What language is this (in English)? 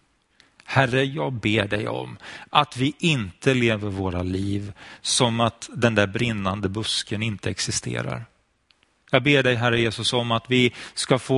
Swedish